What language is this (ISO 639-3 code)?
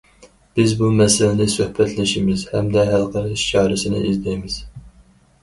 uig